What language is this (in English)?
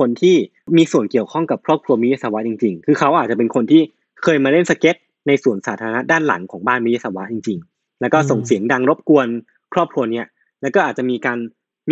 Thai